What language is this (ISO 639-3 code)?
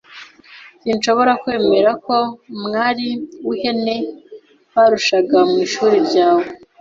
kin